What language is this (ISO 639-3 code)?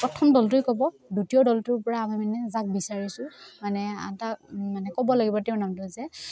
asm